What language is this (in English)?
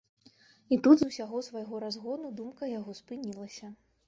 Belarusian